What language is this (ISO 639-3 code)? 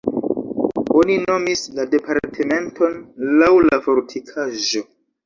epo